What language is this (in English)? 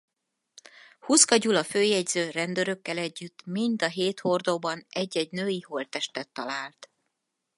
Hungarian